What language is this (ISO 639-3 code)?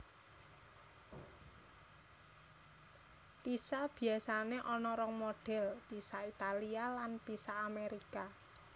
jav